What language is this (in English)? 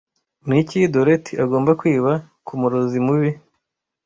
Kinyarwanda